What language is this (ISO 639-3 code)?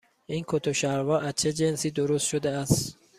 fas